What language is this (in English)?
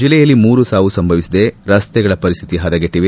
Kannada